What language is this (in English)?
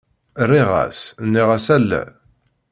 Kabyle